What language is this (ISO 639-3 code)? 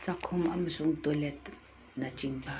mni